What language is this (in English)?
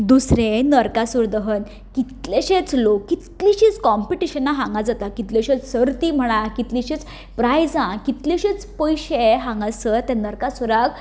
Konkani